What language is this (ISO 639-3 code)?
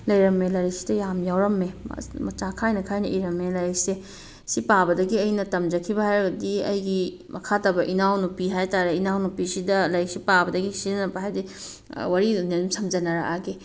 mni